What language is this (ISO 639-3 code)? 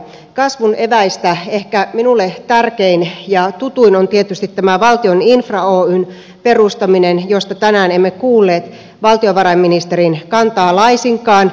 fin